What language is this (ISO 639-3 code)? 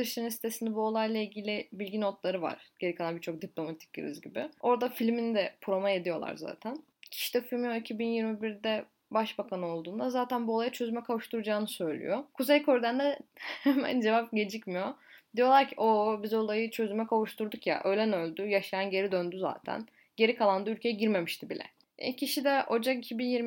tur